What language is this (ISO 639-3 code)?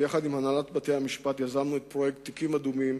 heb